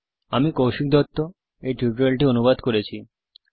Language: Bangla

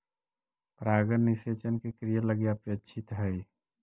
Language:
Magahi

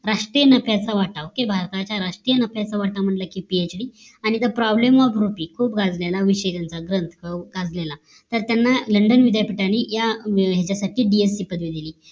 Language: Marathi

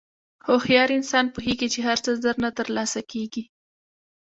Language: Pashto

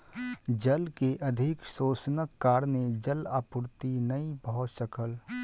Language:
Maithili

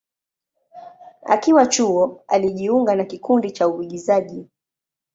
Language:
Swahili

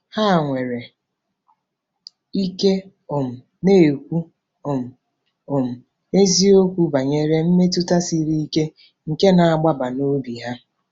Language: Igbo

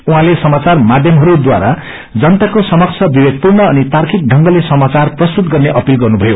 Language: Nepali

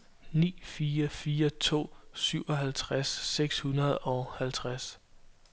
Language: Danish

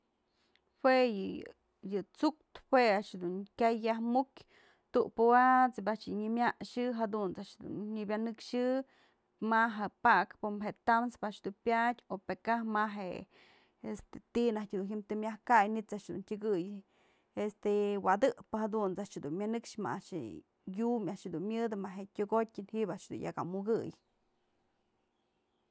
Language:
Mazatlán Mixe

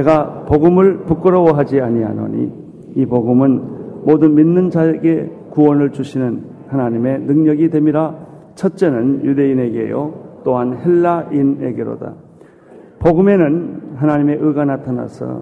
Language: Korean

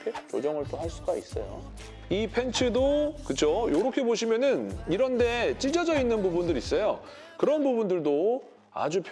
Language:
Korean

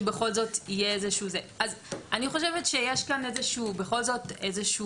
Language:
Hebrew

